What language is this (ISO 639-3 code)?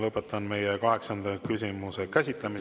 est